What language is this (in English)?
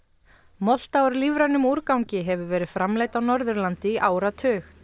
Icelandic